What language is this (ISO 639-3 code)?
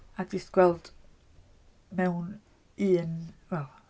cym